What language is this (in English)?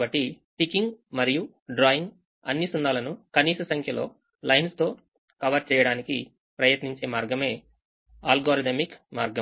Telugu